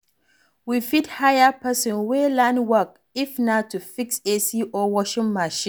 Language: Nigerian Pidgin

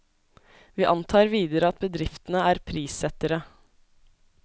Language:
Norwegian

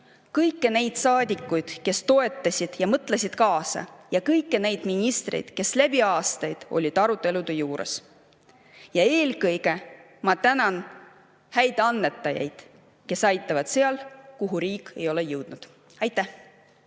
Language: Estonian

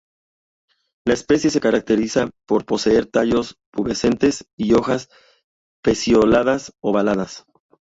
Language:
Spanish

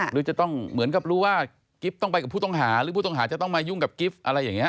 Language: Thai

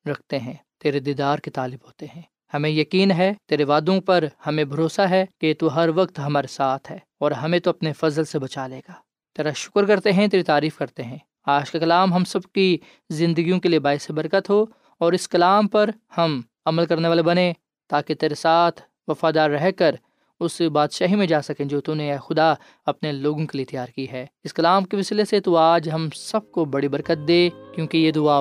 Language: Urdu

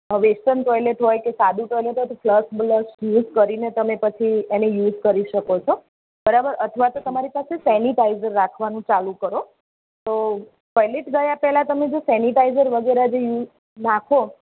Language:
Gujarati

